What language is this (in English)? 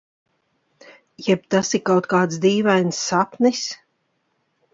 Latvian